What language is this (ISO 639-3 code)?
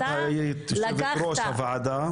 heb